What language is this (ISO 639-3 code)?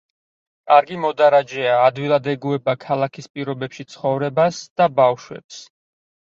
kat